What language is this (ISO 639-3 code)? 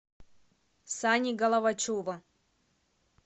rus